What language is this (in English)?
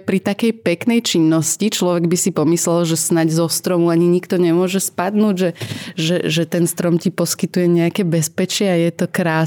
Slovak